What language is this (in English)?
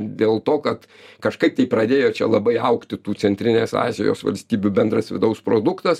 Lithuanian